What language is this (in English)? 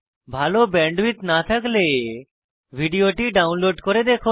Bangla